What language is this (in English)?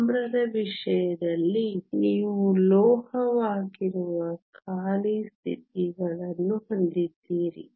Kannada